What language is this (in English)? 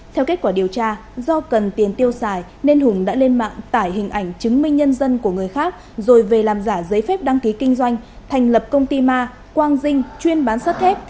Vietnamese